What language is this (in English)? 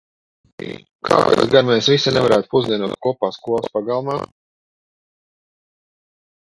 Latvian